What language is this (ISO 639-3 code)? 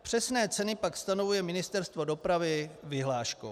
ces